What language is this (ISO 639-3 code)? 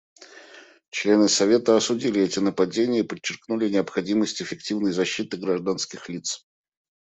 rus